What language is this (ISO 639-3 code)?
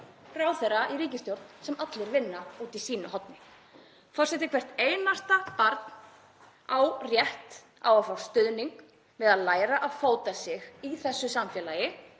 isl